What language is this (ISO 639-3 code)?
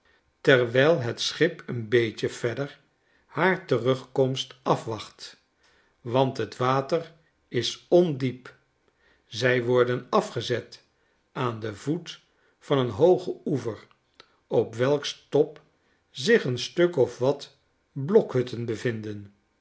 nld